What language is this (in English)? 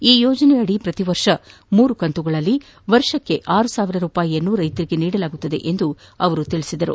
Kannada